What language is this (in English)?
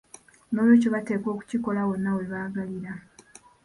Ganda